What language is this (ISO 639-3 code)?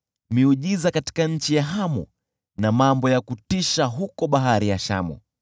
swa